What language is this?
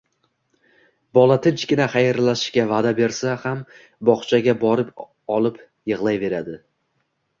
Uzbek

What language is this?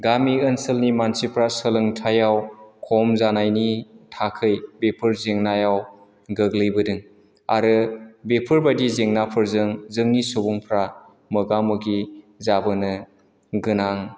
Bodo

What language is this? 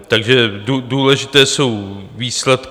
Czech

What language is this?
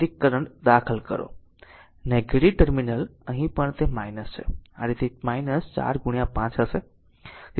Gujarati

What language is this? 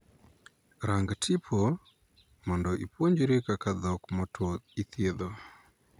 Luo (Kenya and Tanzania)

